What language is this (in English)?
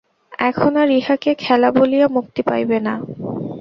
Bangla